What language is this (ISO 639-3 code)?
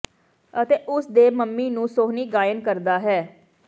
pan